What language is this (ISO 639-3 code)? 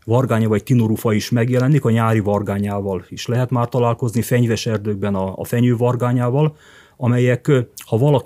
hun